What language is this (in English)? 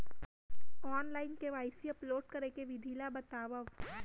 Chhattisgarhi